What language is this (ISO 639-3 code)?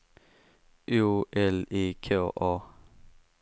swe